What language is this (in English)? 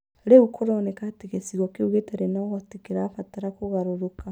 Kikuyu